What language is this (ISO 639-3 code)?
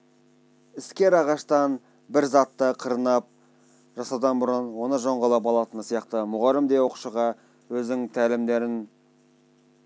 kaz